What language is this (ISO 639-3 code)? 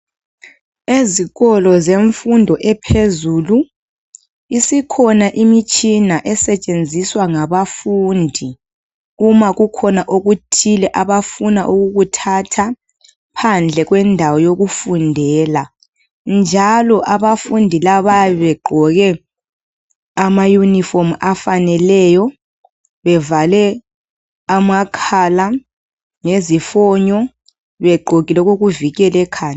nde